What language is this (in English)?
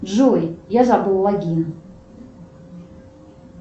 Russian